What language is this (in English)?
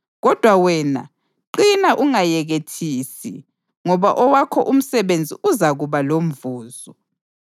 North Ndebele